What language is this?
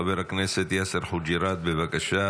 Hebrew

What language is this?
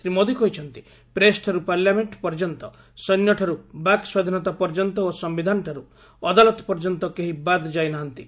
Odia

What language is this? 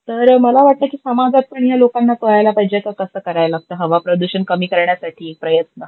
Marathi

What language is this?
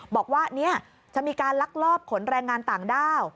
Thai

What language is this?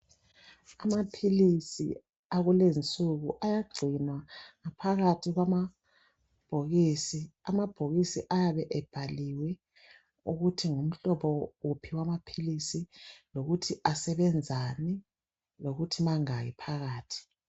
North Ndebele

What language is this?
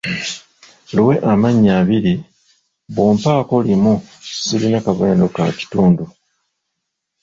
Ganda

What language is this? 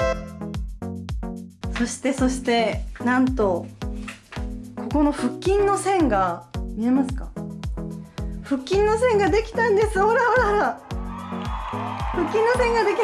Japanese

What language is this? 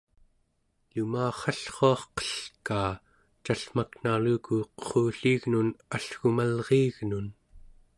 Central Yupik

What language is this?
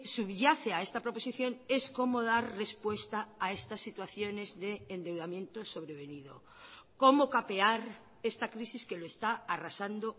Spanish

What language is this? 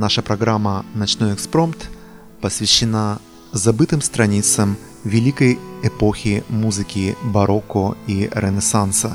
Russian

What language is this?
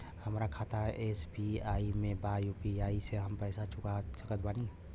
Bhojpuri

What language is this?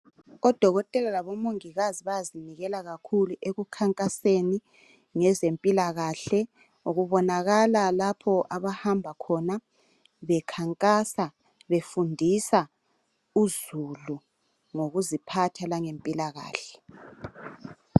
North Ndebele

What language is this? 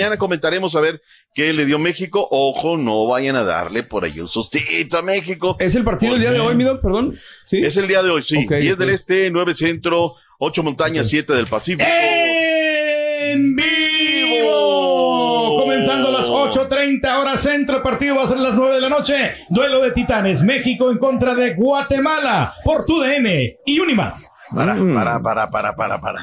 Spanish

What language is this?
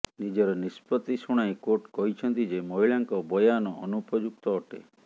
Odia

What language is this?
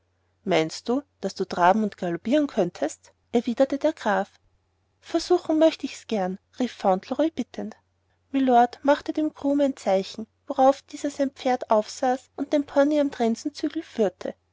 German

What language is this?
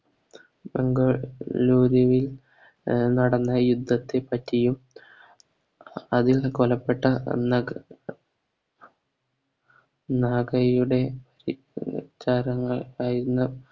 Malayalam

